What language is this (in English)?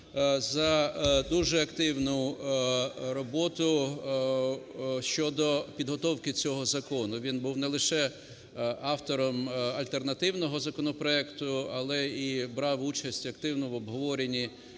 Ukrainian